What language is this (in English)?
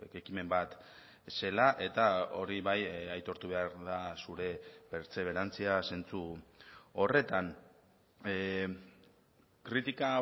Basque